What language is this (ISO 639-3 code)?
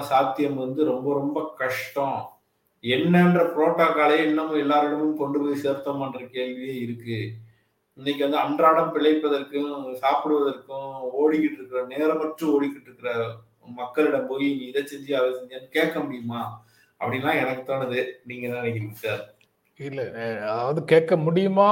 tam